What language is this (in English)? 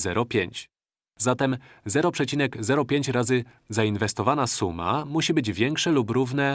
Polish